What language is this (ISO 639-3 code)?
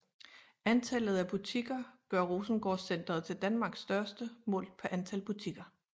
dan